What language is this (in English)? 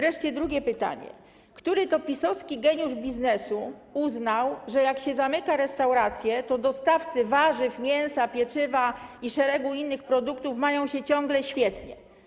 Polish